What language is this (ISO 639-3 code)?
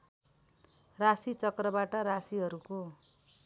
nep